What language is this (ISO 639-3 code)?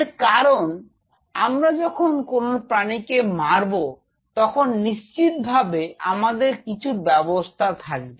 ben